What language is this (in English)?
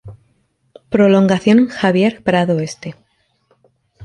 Spanish